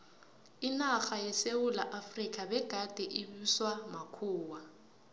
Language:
South Ndebele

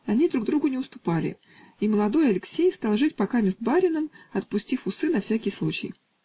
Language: Russian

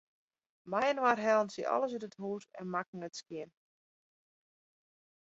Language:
Western Frisian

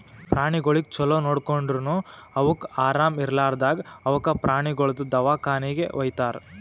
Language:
Kannada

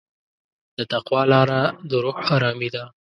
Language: Pashto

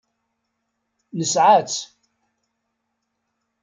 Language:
Kabyle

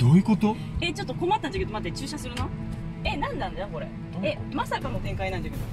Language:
Japanese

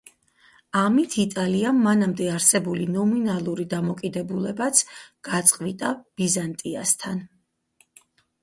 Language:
Georgian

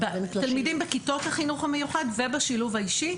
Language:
Hebrew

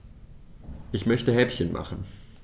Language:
German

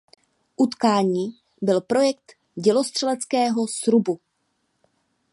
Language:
Czech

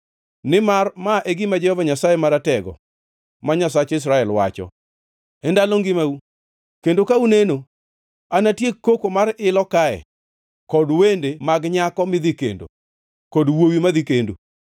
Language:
Luo (Kenya and Tanzania)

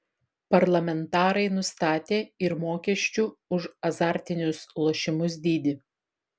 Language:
Lithuanian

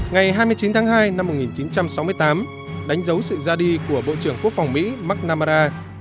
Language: Vietnamese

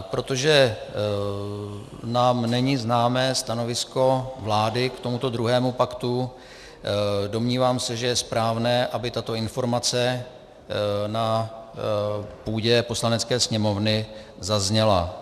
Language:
Czech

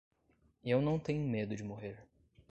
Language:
Portuguese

